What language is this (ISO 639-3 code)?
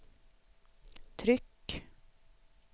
swe